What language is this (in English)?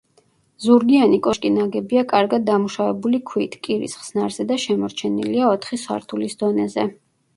Georgian